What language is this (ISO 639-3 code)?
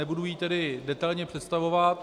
ces